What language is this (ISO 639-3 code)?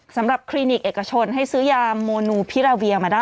tha